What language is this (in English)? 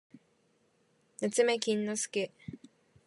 Japanese